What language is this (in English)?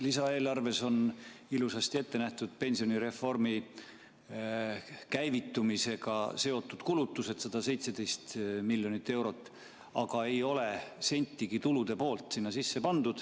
Estonian